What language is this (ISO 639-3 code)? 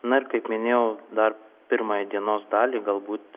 lit